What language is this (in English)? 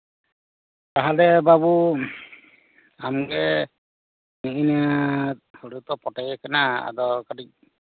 Santali